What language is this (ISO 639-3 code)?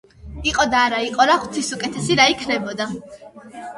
kat